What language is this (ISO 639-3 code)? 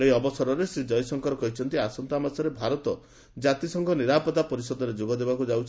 ori